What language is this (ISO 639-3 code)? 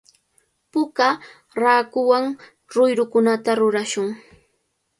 qvl